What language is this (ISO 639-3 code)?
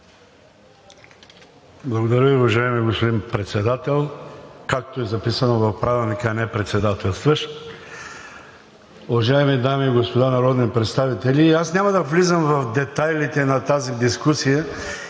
bul